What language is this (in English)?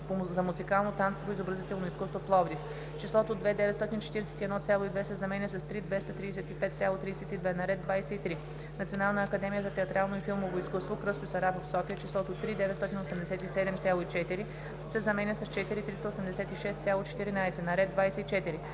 Bulgarian